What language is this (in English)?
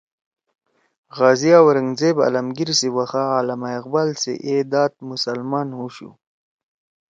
Torwali